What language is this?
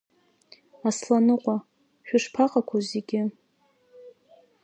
Abkhazian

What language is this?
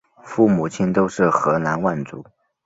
Chinese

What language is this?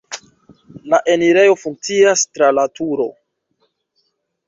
Esperanto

